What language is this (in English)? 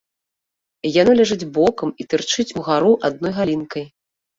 Belarusian